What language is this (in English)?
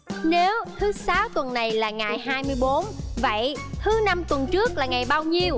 Vietnamese